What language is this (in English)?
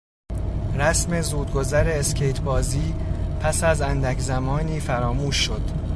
Persian